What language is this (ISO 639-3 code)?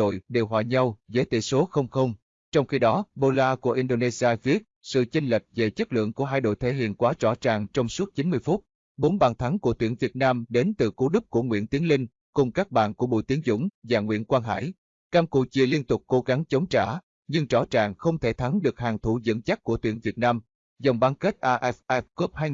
vie